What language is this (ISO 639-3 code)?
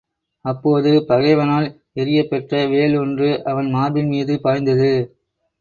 tam